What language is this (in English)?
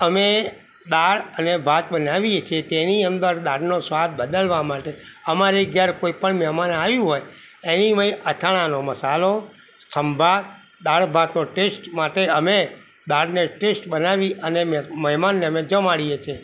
Gujarati